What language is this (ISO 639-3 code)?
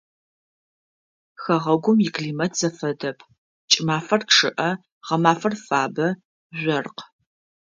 ady